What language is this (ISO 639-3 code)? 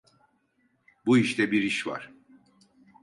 tur